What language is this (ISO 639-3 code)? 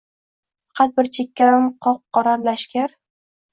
uzb